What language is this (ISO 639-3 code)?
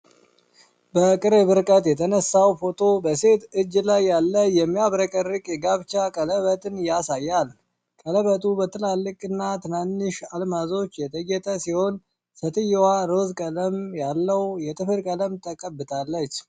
amh